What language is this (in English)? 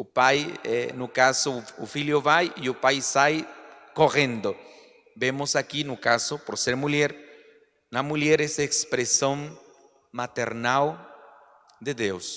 Spanish